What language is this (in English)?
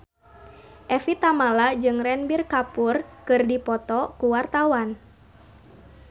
Sundanese